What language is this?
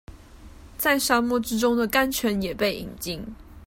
Chinese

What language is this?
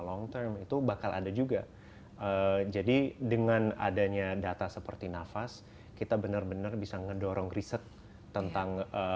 Indonesian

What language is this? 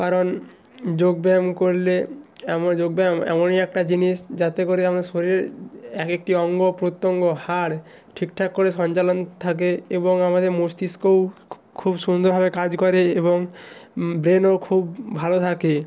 Bangla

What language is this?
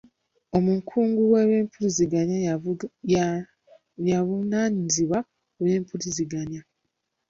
Ganda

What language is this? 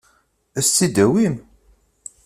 Kabyle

